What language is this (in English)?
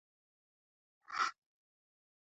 Georgian